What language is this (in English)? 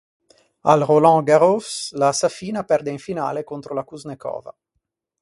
Italian